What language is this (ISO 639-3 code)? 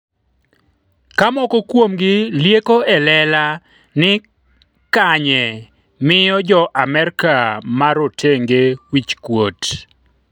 luo